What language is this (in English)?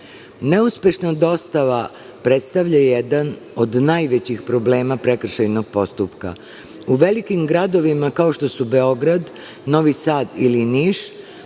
Serbian